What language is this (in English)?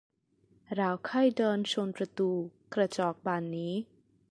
Thai